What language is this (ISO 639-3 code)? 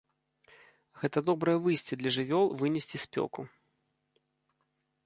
bel